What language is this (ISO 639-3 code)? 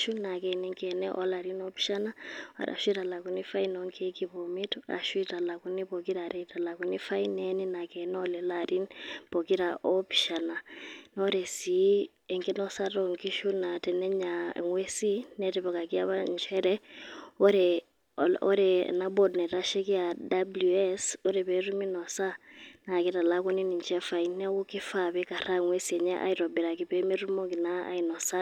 mas